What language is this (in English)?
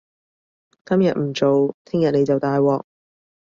Cantonese